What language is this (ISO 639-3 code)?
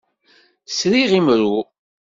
kab